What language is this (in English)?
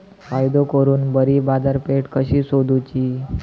Marathi